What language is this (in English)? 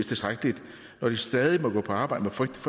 Danish